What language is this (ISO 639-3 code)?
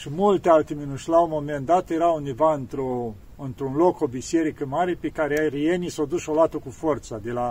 ron